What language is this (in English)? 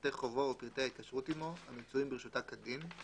Hebrew